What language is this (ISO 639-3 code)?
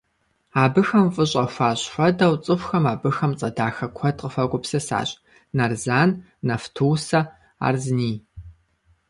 kbd